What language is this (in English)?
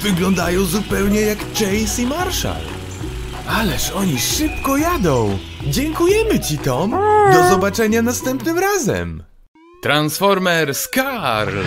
Polish